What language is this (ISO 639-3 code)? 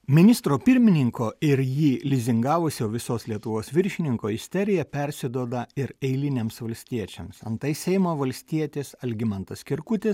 lit